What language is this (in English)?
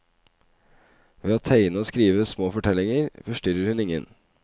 Norwegian